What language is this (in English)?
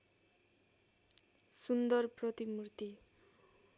Nepali